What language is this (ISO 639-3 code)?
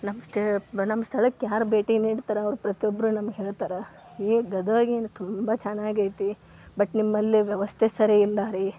kan